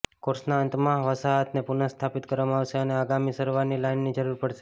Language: Gujarati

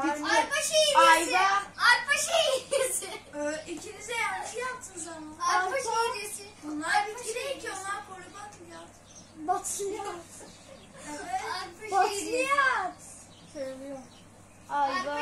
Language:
Turkish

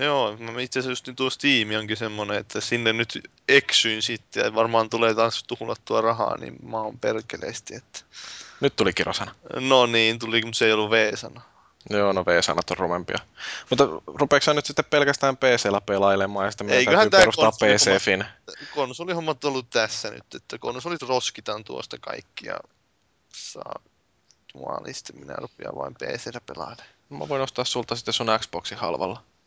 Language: Finnish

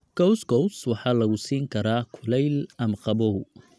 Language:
Somali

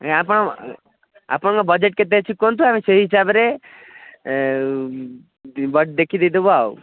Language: Odia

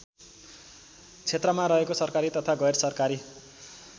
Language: Nepali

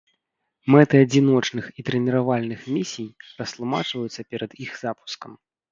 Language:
Belarusian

